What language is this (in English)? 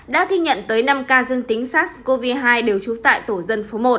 Vietnamese